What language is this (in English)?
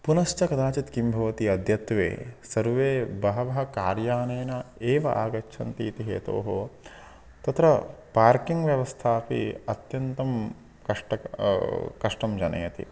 Sanskrit